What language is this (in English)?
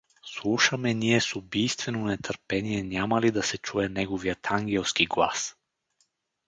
Bulgarian